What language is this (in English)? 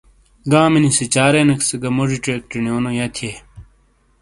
Shina